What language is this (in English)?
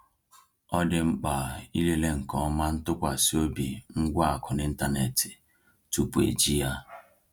Igbo